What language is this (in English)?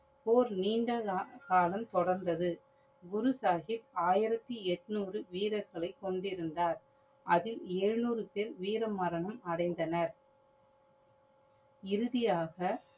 Tamil